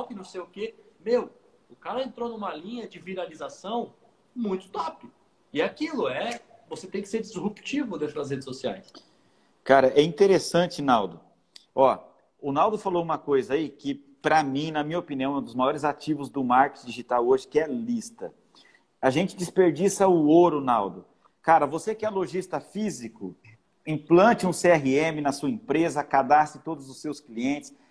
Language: Portuguese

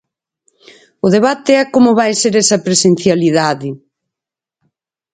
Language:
Galician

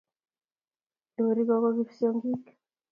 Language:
Kalenjin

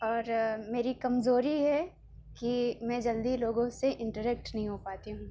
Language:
Urdu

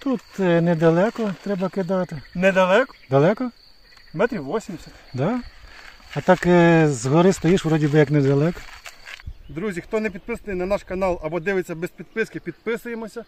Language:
Ukrainian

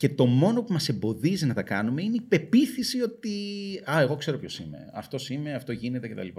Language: Greek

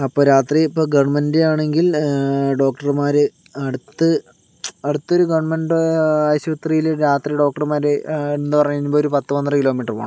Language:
Malayalam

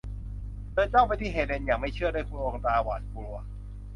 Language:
Thai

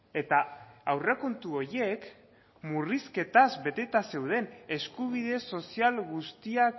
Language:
Basque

